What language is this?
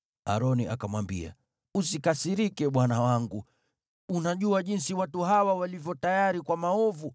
Swahili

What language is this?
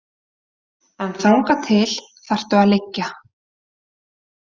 Icelandic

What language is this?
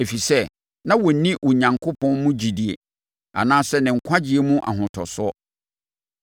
Akan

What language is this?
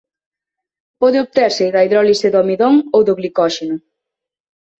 Galician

